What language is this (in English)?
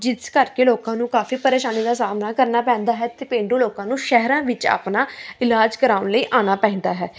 Punjabi